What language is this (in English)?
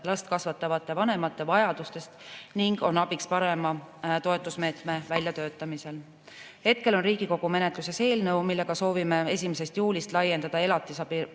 Estonian